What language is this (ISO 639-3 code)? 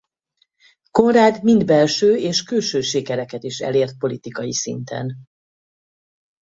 hun